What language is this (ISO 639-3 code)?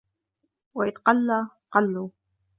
ara